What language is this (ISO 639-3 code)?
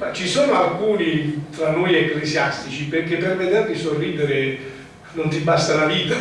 ita